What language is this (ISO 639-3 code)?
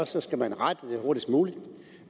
dan